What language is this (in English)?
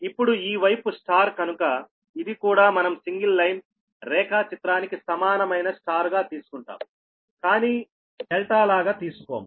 Telugu